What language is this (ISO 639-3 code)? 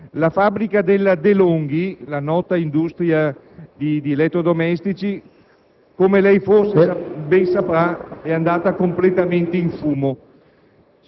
ita